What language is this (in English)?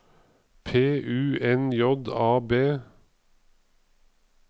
Norwegian